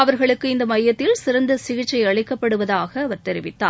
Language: Tamil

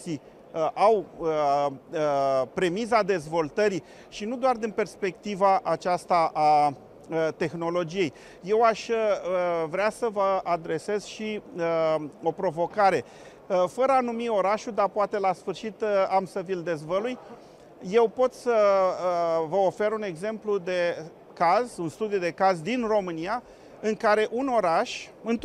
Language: Romanian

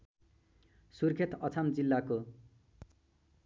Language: Nepali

